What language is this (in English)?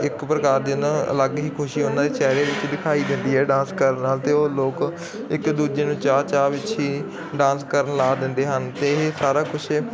Punjabi